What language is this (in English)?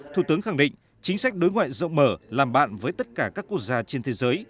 Vietnamese